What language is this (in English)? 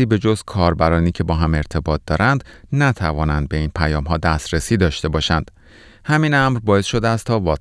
Persian